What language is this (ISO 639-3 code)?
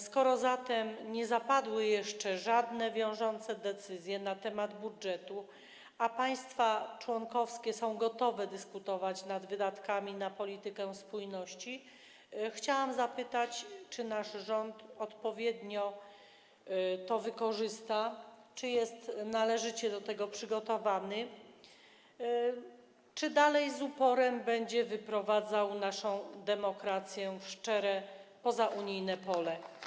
pol